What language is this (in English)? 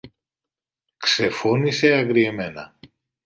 Greek